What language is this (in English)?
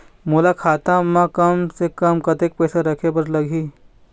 Chhattisgarhi